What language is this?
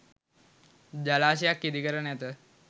Sinhala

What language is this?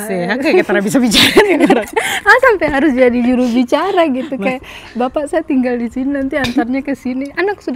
Indonesian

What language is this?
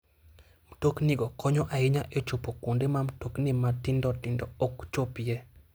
Luo (Kenya and Tanzania)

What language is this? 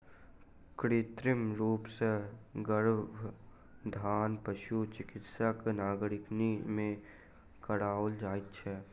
Maithili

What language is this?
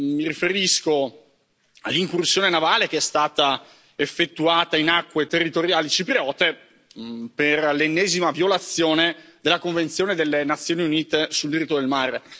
Italian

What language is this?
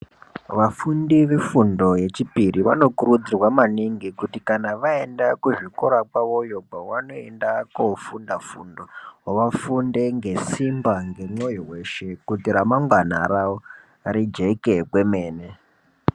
Ndau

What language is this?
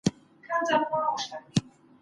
Pashto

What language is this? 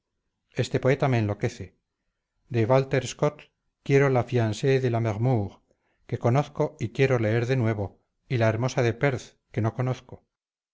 Spanish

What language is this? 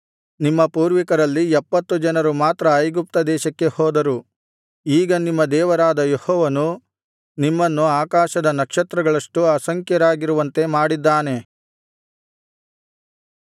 Kannada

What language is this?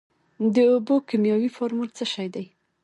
Pashto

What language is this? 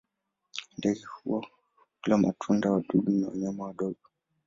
Swahili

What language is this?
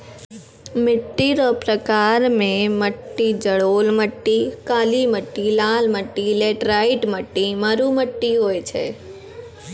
Maithili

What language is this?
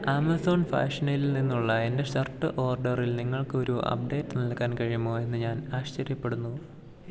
Malayalam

